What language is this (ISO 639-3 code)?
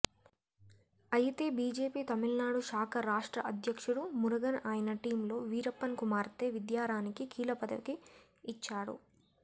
tel